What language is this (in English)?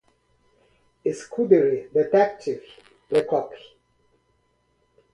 Portuguese